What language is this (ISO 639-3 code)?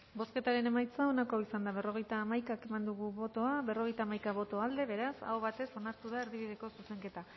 eus